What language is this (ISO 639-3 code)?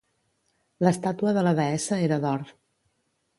cat